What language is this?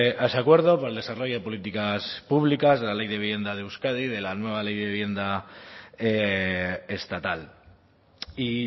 Spanish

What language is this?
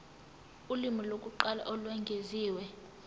Zulu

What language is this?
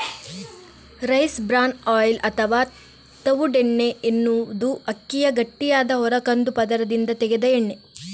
Kannada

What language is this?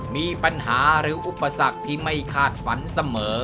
Thai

